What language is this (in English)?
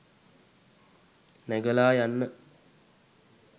Sinhala